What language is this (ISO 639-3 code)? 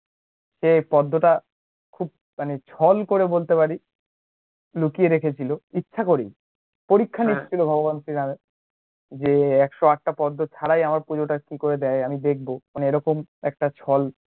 ben